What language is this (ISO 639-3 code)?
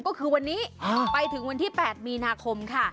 tha